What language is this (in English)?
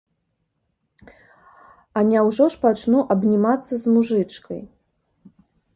Belarusian